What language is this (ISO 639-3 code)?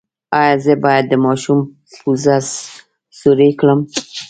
pus